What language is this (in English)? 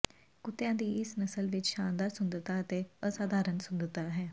Punjabi